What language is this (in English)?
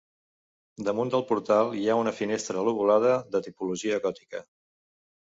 Catalan